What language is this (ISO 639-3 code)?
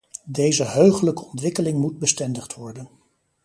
nld